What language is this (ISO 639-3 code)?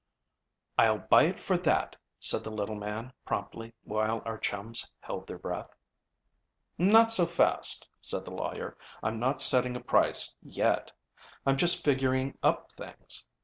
eng